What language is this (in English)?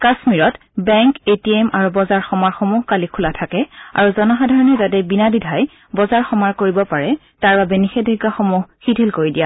Assamese